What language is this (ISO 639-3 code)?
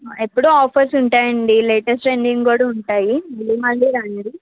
tel